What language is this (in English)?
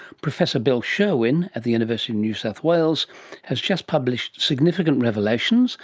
English